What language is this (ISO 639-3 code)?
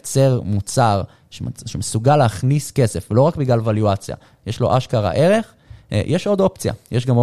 heb